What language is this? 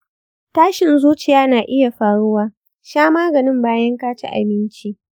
Hausa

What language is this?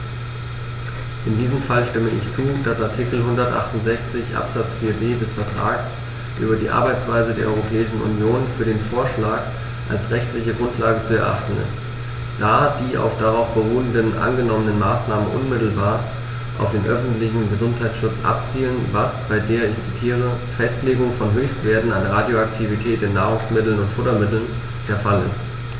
German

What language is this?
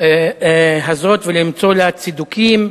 Hebrew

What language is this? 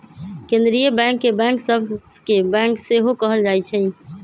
Magahi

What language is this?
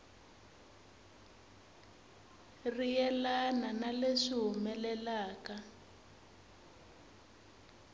Tsonga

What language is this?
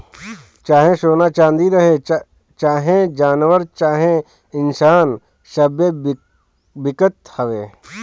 Bhojpuri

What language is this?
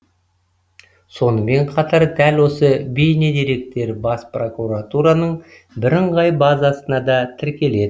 Kazakh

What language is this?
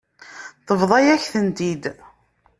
Kabyle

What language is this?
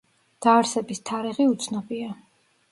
Georgian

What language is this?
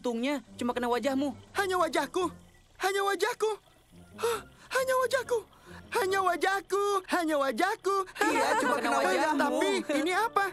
Indonesian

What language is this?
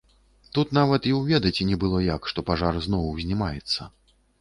Belarusian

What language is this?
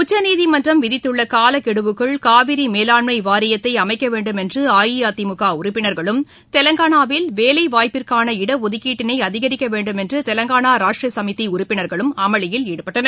Tamil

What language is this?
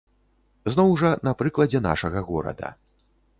Belarusian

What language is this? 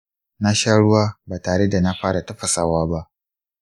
Hausa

